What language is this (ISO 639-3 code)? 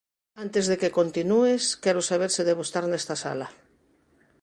glg